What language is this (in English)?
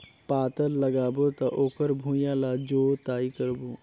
Chhattisgarhi